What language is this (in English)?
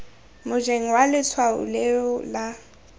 Tswana